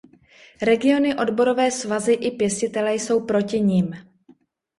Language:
Czech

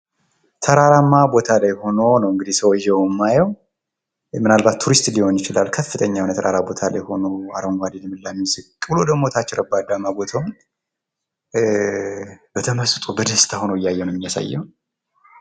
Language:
Amharic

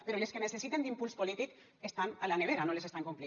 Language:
Catalan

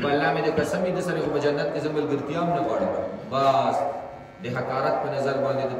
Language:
Indonesian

